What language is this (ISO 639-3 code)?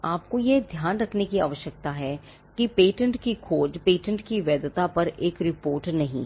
hin